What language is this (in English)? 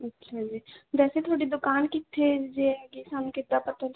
Punjabi